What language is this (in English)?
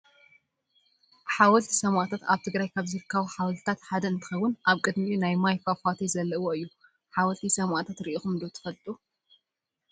Tigrinya